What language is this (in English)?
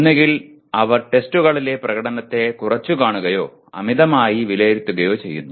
Malayalam